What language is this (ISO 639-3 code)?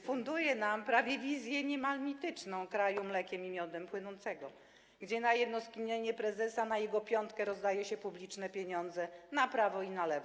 pol